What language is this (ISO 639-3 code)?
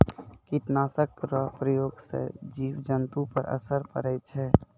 mai